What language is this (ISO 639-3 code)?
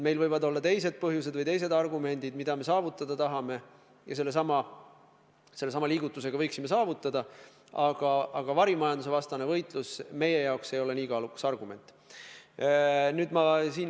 est